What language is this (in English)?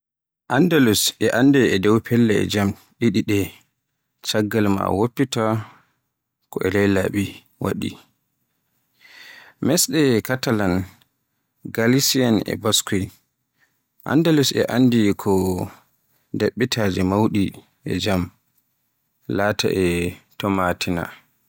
Borgu Fulfulde